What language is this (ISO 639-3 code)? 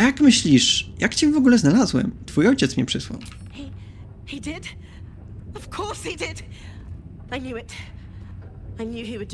pol